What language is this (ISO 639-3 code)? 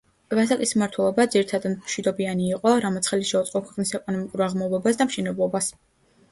kat